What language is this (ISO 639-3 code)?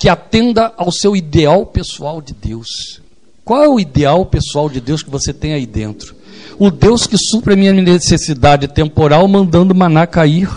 por